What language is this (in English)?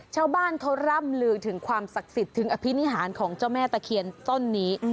Thai